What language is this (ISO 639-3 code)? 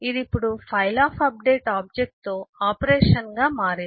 tel